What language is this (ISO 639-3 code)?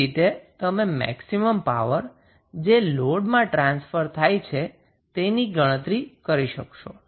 guj